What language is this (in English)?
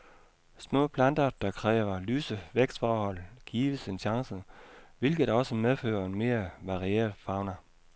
Danish